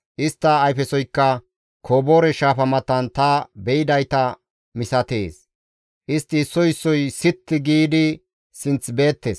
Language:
Gamo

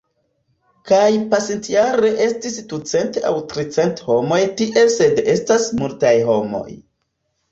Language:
Esperanto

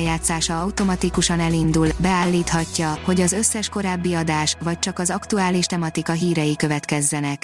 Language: Hungarian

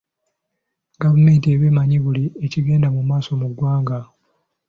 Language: Ganda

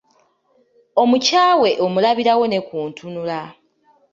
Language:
Ganda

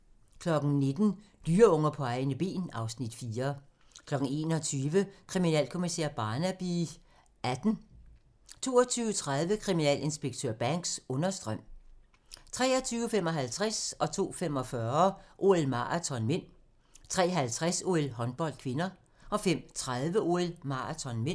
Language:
Danish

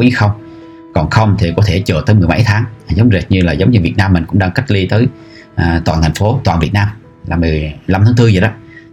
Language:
Vietnamese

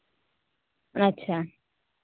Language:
Santali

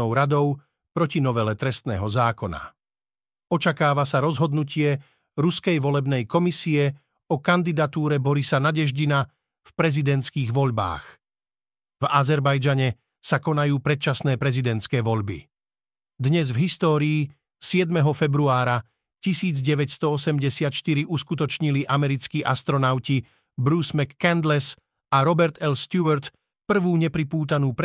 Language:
Slovak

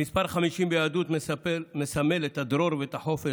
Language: Hebrew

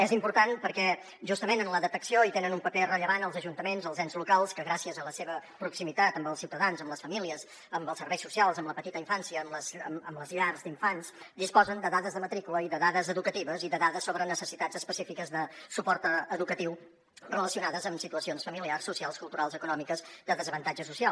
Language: Catalan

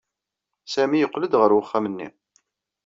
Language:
Kabyle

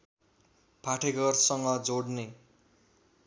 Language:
Nepali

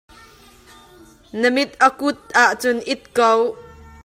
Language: Hakha Chin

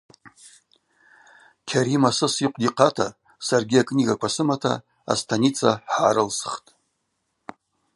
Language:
Abaza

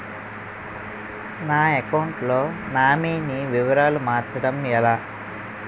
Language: Telugu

